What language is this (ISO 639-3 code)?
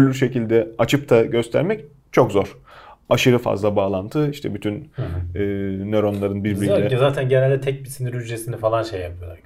tur